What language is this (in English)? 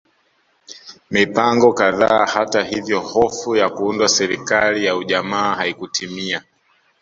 Swahili